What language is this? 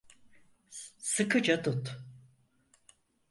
Turkish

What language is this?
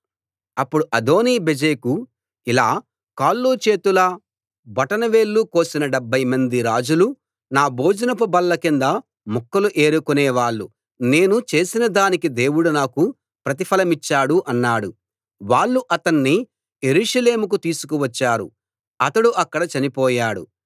Telugu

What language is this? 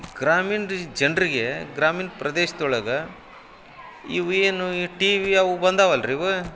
Kannada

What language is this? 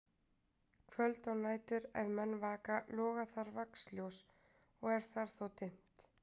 Icelandic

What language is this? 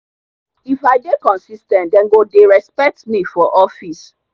Nigerian Pidgin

